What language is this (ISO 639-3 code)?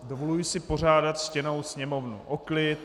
ces